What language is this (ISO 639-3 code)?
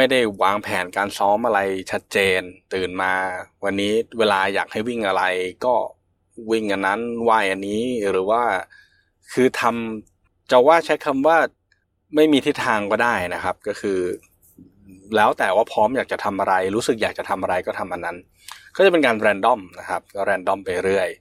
tha